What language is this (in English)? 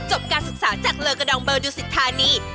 Thai